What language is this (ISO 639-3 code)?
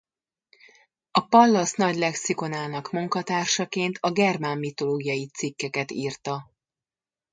hun